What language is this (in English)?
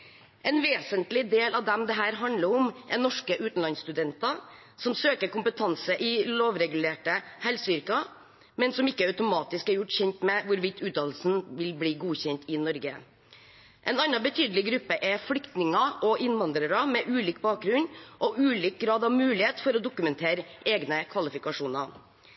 Norwegian Bokmål